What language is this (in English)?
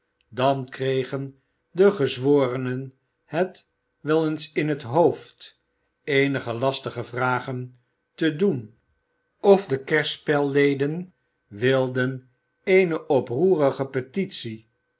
Dutch